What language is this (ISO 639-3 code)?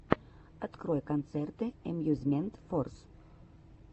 rus